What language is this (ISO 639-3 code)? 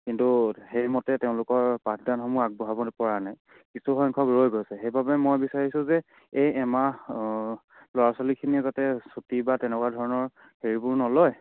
asm